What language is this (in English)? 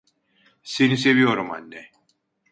Turkish